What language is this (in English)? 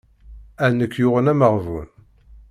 Kabyle